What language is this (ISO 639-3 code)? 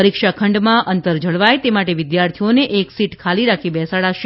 guj